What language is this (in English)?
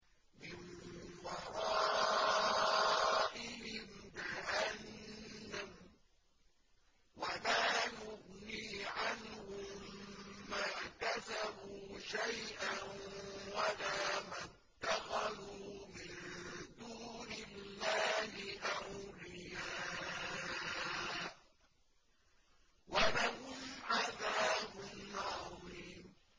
Arabic